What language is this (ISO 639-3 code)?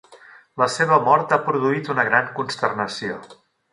cat